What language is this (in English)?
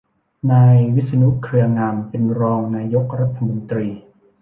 Thai